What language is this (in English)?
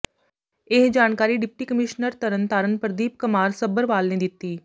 Punjabi